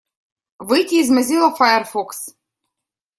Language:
Russian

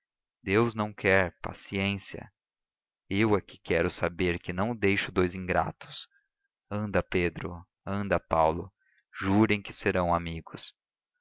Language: Portuguese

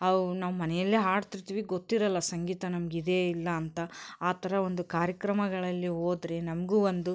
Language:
Kannada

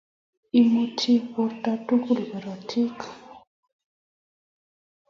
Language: Kalenjin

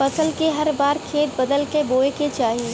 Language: Bhojpuri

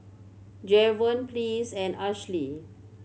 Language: English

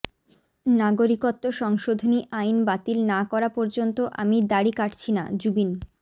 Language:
Bangla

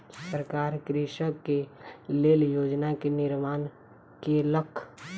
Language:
Maithili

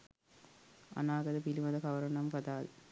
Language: Sinhala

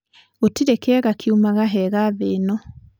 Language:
Kikuyu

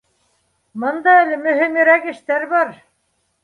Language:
Bashkir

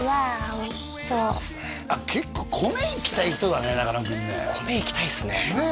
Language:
Japanese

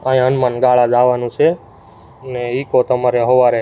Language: Gujarati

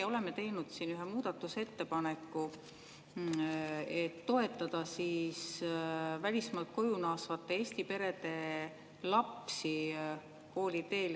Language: Estonian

